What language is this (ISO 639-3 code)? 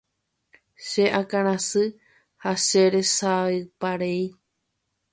grn